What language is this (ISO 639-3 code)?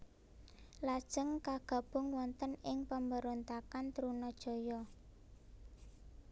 jav